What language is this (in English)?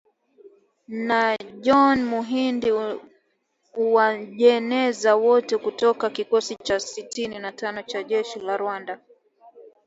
Swahili